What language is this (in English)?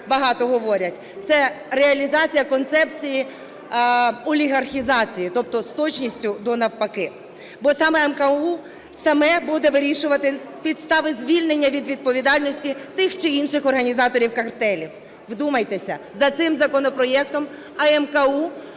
Ukrainian